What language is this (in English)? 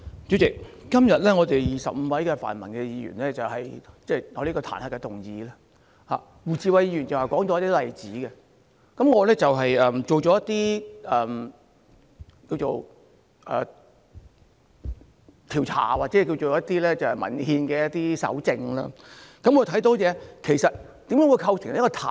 Cantonese